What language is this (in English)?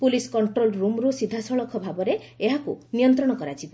Odia